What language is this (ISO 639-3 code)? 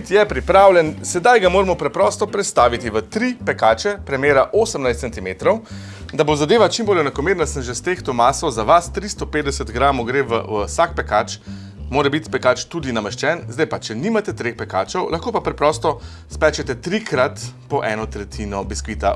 slv